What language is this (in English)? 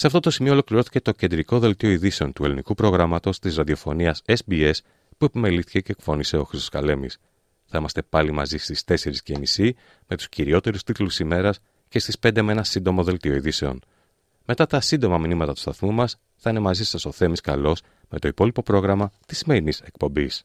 Greek